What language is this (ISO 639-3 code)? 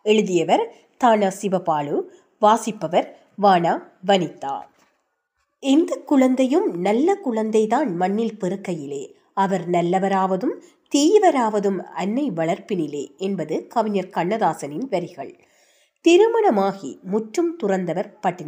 tam